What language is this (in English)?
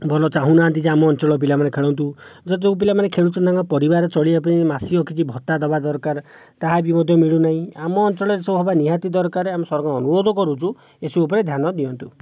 Odia